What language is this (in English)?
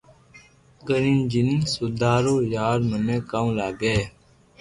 Loarki